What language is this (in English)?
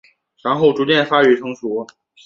Chinese